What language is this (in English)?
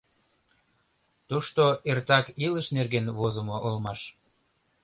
Mari